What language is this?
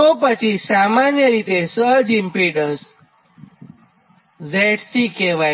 Gujarati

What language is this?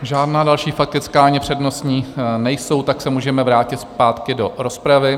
Czech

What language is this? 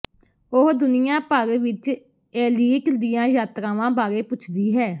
Punjabi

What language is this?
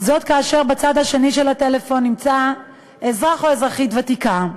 Hebrew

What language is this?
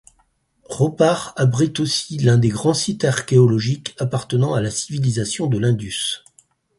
French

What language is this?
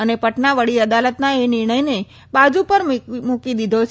Gujarati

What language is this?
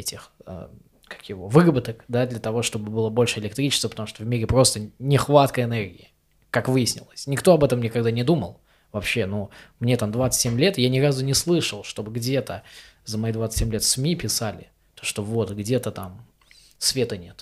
Russian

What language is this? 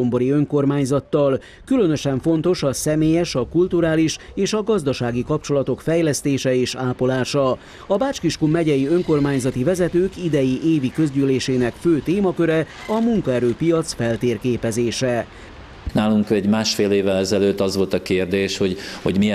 Hungarian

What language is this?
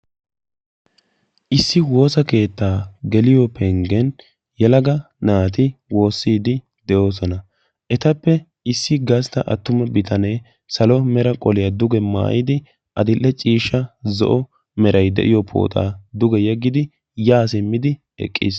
Wolaytta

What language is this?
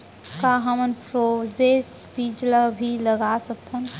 Chhattisgarhi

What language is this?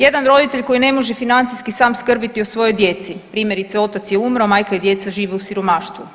Croatian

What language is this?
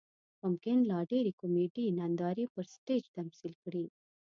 Pashto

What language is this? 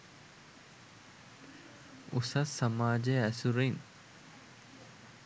Sinhala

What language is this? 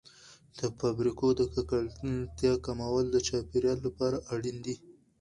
Pashto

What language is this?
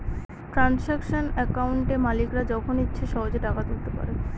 Bangla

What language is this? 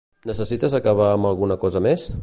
Catalan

